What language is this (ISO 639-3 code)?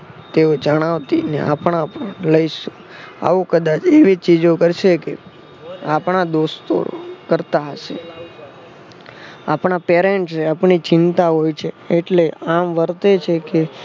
guj